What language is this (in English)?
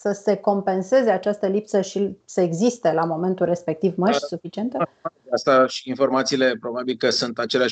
Romanian